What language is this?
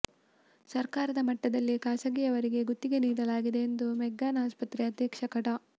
Kannada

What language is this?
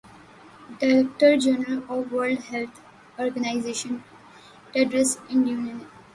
Urdu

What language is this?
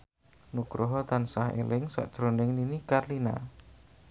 Javanese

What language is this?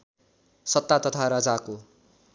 Nepali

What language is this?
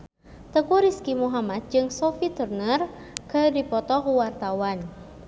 Sundanese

